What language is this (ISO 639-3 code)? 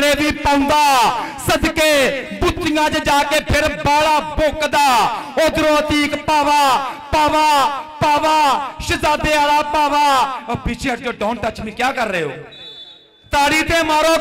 pan